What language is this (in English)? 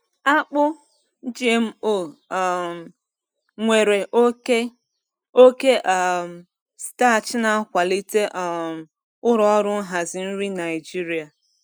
Igbo